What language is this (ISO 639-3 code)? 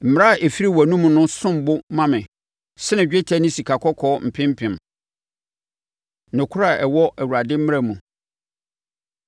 aka